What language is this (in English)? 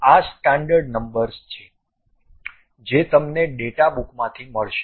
Gujarati